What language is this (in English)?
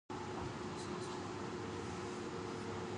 Japanese